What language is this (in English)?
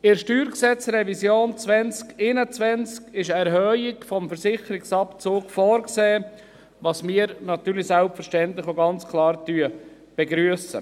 Swiss German